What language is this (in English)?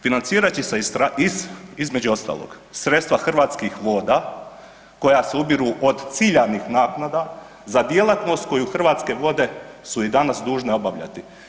Croatian